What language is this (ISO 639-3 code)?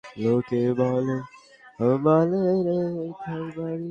ben